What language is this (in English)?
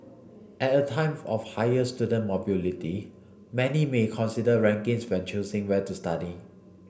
English